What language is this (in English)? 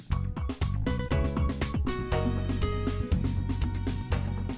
Vietnamese